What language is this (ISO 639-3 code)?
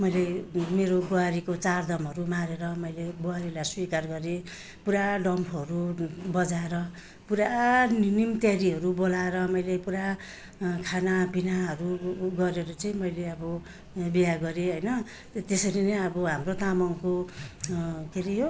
nep